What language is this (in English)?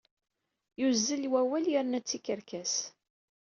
Kabyle